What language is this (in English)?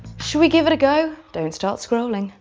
English